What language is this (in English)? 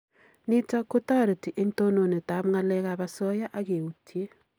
Kalenjin